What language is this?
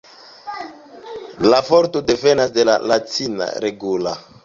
Esperanto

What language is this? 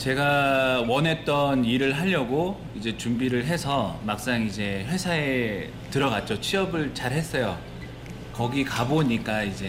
Korean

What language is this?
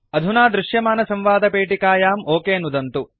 Sanskrit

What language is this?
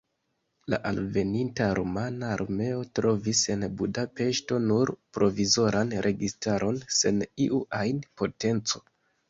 Esperanto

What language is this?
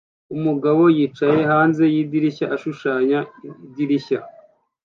Kinyarwanda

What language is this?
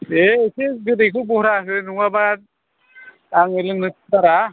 Bodo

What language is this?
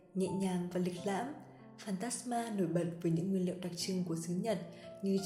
Vietnamese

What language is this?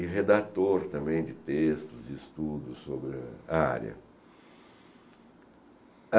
Portuguese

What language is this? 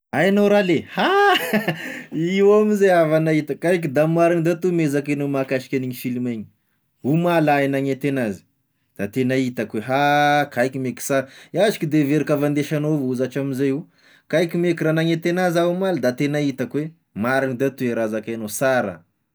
Tesaka Malagasy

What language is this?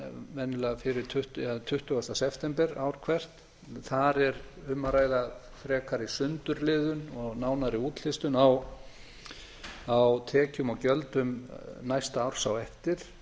Icelandic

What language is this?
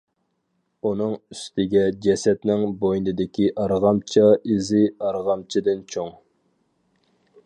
Uyghur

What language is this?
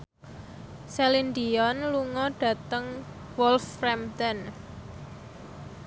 Javanese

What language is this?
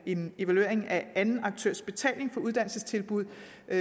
Danish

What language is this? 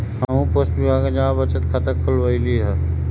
Magahi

